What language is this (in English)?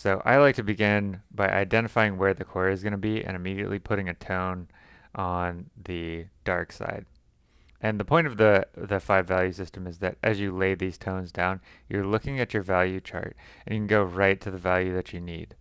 English